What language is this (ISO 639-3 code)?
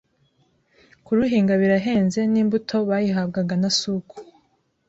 kin